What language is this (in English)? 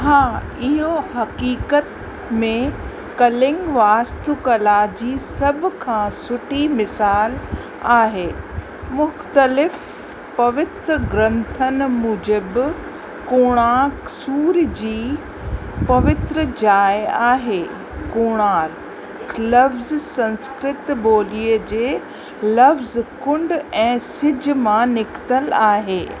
Sindhi